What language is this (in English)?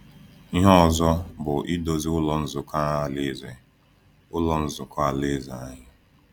Igbo